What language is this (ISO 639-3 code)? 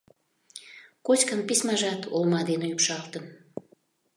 chm